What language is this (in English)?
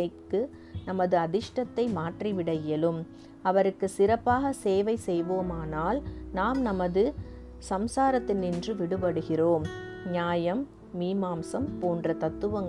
Tamil